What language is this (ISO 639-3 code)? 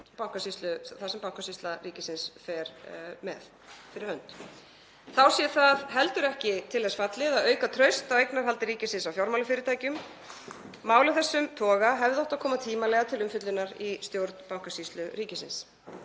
isl